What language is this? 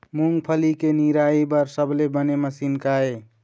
Chhattisgarhi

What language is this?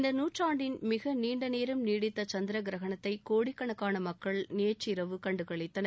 Tamil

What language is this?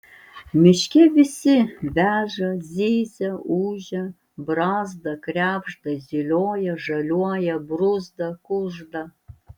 Lithuanian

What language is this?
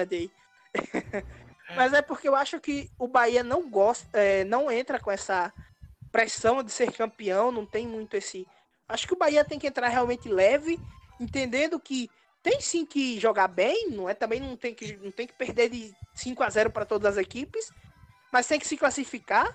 Portuguese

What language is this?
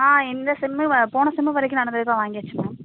Tamil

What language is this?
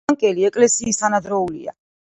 Georgian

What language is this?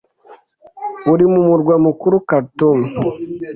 Kinyarwanda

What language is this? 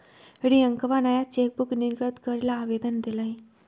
Magahi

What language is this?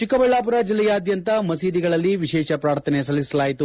Kannada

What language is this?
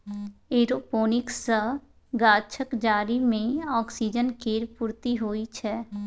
Maithili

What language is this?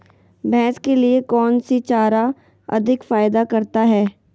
Magahi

